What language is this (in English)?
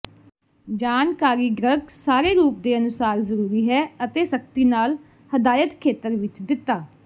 Punjabi